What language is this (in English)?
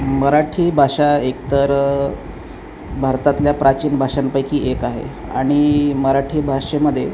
Marathi